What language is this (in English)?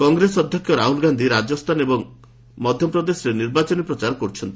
Odia